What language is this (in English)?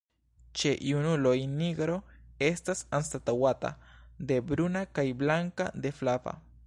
Esperanto